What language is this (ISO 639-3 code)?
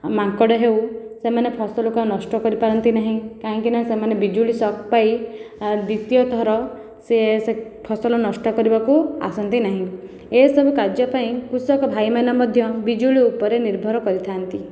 ori